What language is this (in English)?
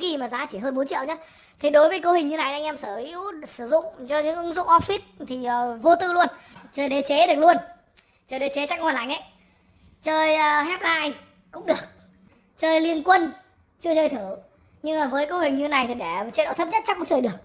Vietnamese